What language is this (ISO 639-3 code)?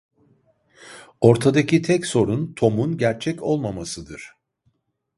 tur